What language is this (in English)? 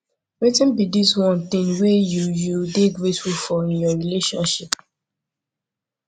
Nigerian Pidgin